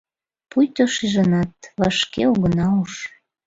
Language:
Mari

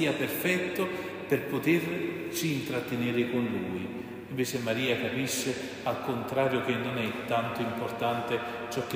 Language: Italian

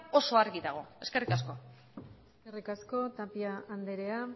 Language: Basque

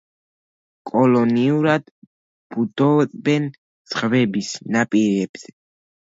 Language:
Georgian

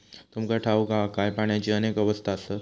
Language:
Marathi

